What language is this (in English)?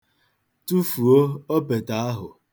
Igbo